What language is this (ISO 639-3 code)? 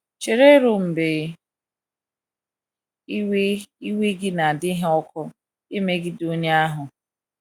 ibo